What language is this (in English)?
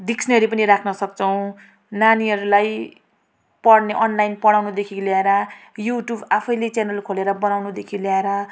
Nepali